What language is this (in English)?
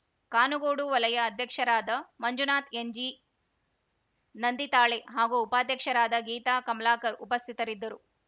Kannada